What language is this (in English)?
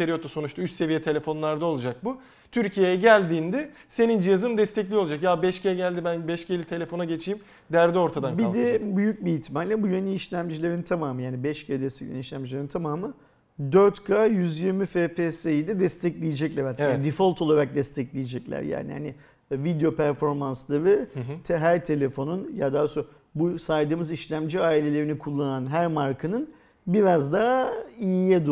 Turkish